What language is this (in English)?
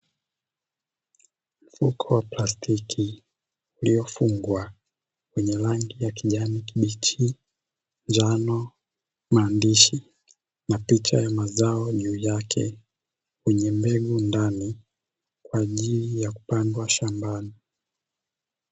Swahili